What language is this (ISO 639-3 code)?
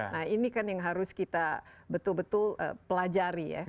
ind